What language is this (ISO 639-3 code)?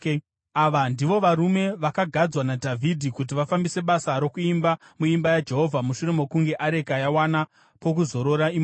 sna